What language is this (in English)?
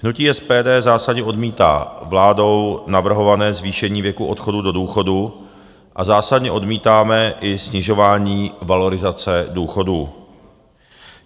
Czech